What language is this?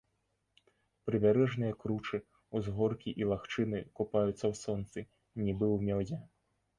Belarusian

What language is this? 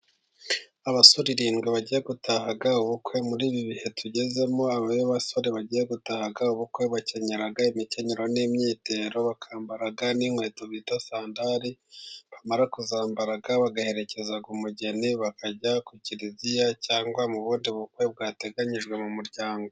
Kinyarwanda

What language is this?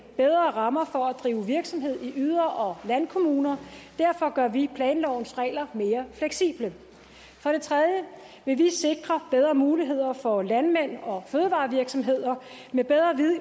Danish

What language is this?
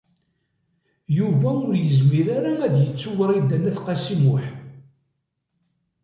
Kabyle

